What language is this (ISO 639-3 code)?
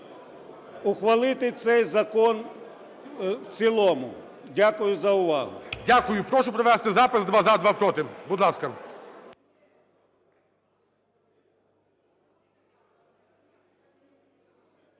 ukr